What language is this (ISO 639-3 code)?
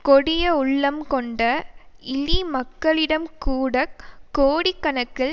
tam